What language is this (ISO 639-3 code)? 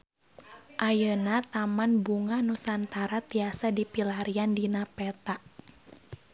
sun